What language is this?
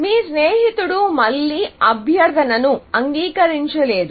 Telugu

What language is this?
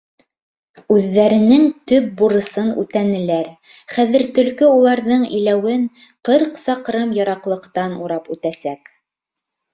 Bashkir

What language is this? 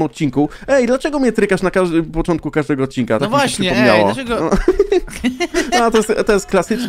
Polish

